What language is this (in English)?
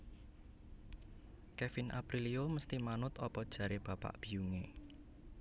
Javanese